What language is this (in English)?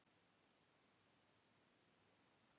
Icelandic